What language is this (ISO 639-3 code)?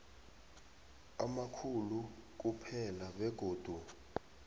nbl